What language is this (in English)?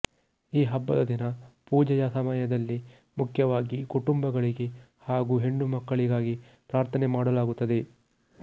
Kannada